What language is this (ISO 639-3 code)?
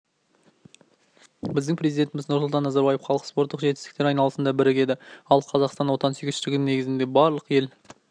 kaz